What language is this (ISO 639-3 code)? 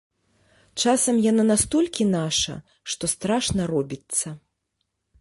bel